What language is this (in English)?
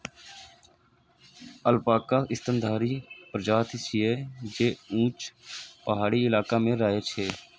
Maithili